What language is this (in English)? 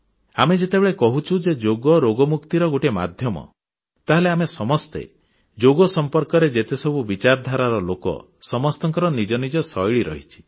Odia